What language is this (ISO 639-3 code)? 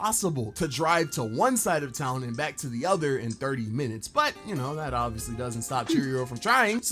eng